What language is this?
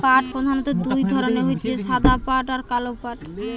Bangla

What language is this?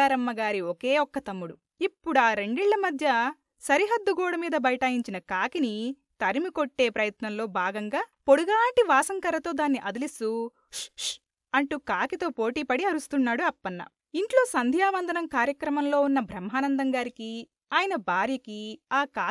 Telugu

